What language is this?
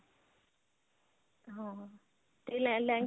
Punjabi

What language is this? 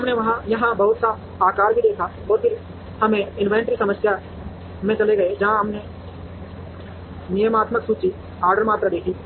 Hindi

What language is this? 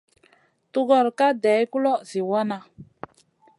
Masana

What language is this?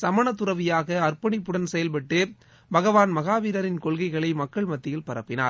Tamil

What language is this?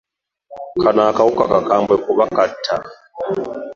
Ganda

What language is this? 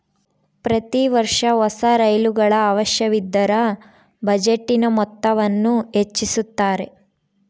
Kannada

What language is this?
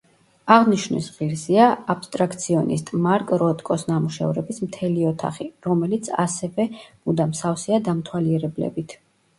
Georgian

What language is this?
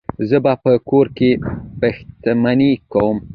Pashto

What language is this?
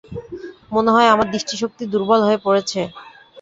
Bangla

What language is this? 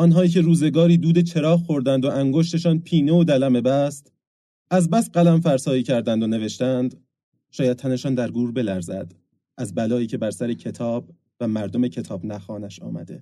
Persian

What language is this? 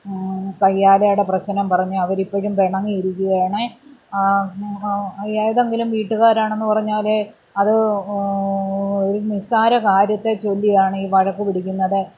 Malayalam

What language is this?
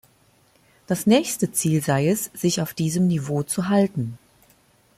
German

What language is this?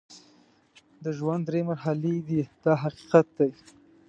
Pashto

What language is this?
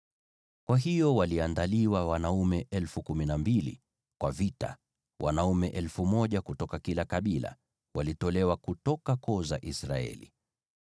Swahili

